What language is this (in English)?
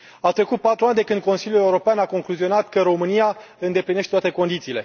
Romanian